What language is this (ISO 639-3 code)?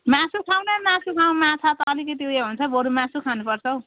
nep